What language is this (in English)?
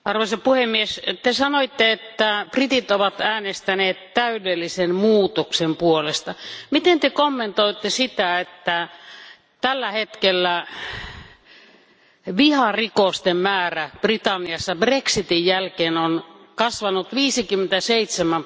Finnish